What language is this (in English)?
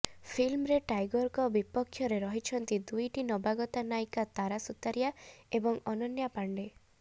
Odia